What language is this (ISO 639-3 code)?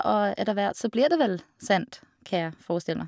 nor